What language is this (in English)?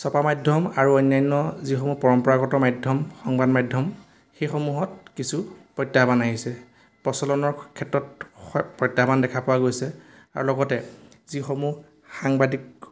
Assamese